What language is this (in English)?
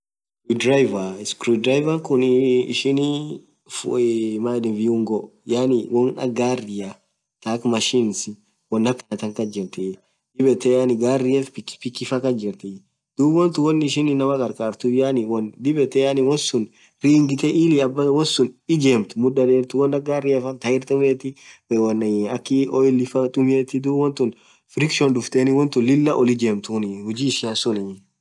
Orma